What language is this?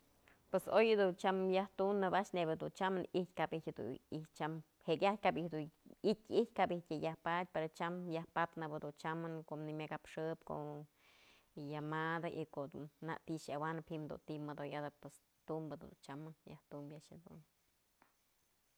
Mazatlán Mixe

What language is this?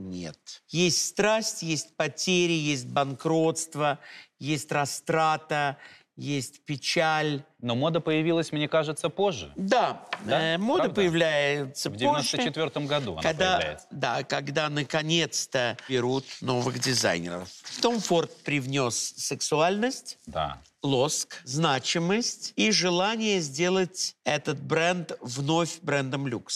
Russian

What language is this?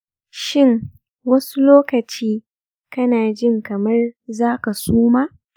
Hausa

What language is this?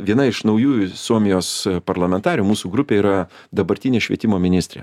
Lithuanian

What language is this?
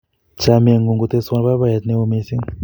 Kalenjin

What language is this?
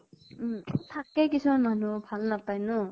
Assamese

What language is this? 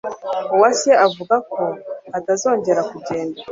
Kinyarwanda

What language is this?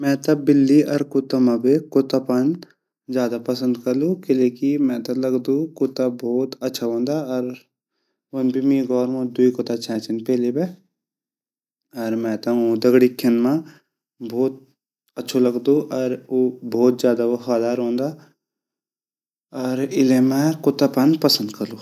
Garhwali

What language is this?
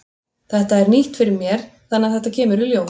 Icelandic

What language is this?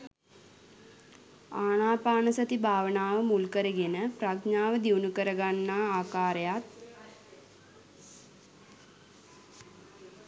Sinhala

